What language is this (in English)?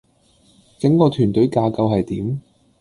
Cantonese